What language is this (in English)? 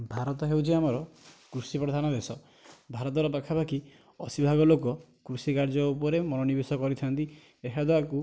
Odia